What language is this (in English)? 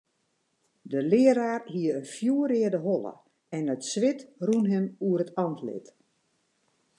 Western Frisian